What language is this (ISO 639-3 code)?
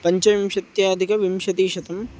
san